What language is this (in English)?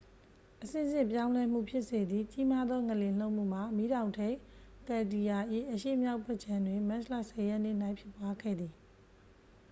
Burmese